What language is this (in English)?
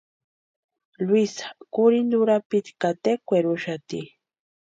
Western Highland Purepecha